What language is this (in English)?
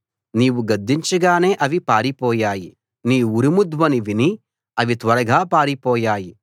Telugu